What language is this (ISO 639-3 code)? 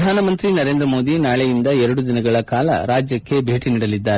kan